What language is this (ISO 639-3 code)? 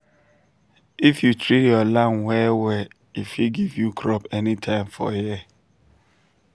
pcm